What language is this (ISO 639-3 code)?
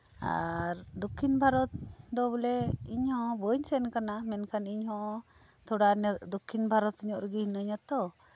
sat